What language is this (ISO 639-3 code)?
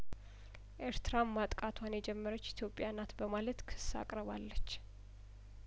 amh